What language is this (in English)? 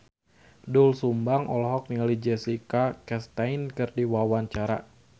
Sundanese